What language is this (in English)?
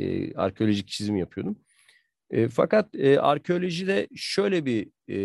Turkish